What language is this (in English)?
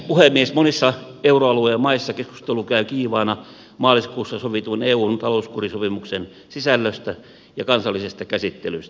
Finnish